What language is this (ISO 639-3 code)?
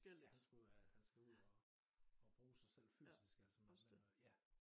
dan